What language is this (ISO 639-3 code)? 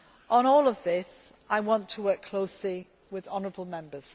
eng